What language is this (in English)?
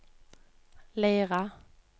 Norwegian